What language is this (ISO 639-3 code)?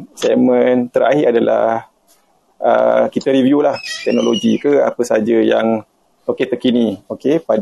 msa